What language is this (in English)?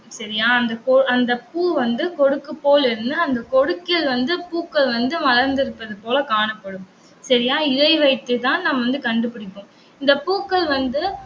Tamil